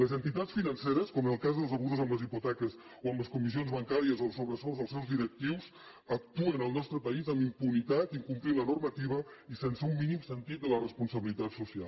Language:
Catalan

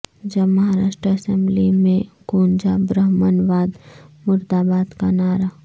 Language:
Urdu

